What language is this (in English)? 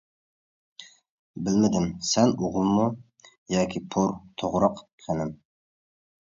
Uyghur